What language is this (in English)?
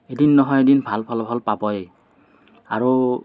Assamese